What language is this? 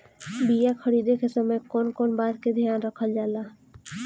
Bhojpuri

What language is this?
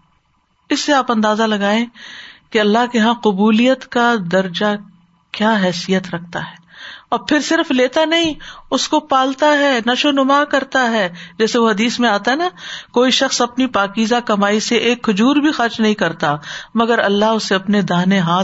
Urdu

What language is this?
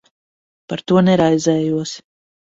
Latvian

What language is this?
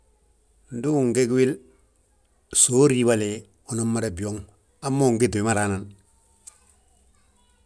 Balanta-Ganja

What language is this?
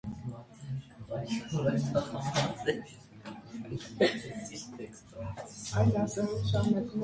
Armenian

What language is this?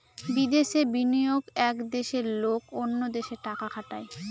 Bangla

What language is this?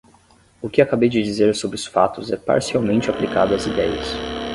Portuguese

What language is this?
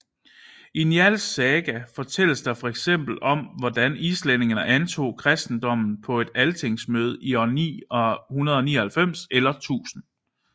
Danish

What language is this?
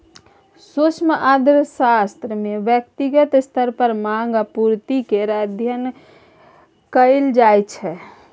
Maithili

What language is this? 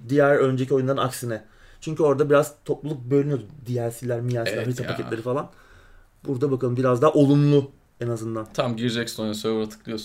Turkish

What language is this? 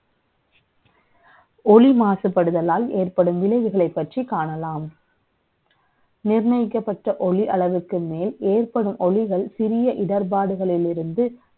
Tamil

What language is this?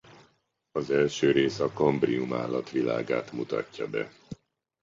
Hungarian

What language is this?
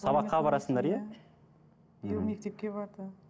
Kazakh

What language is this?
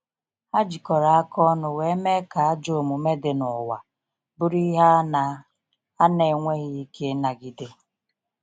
Igbo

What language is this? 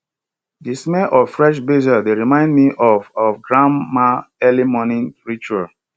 Nigerian Pidgin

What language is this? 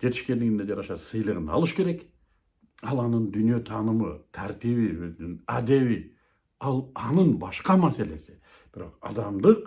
Turkish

